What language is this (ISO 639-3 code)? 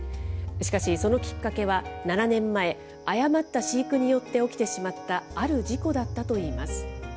jpn